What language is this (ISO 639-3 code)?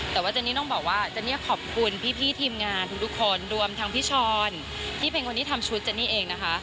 tha